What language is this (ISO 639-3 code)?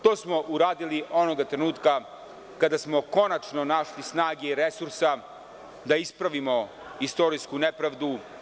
srp